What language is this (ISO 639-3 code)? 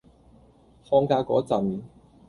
yue